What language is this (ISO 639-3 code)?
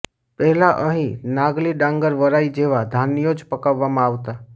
guj